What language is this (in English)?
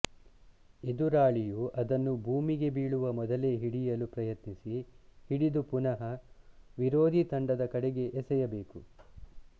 Kannada